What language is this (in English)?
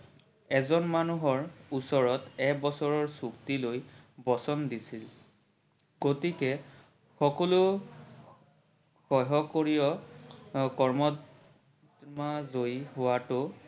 Assamese